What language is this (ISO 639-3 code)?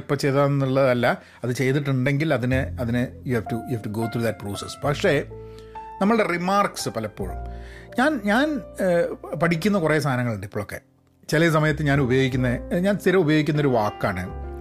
mal